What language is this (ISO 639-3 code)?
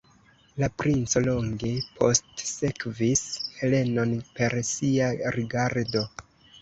epo